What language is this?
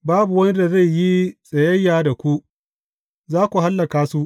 Hausa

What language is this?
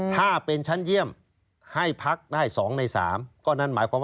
Thai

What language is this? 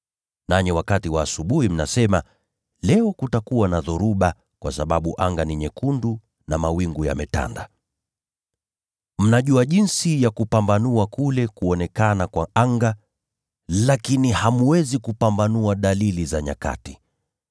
Swahili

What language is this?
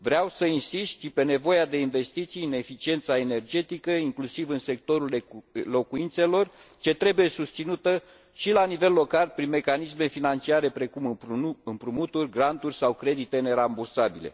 Romanian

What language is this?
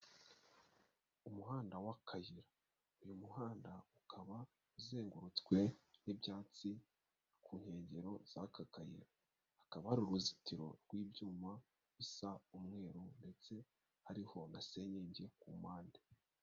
Kinyarwanda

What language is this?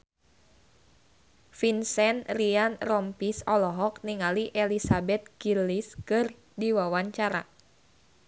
Sundanese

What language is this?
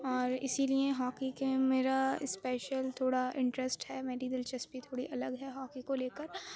Urdu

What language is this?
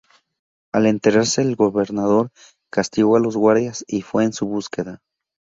Spanish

